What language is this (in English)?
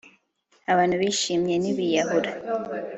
Kinyarwanda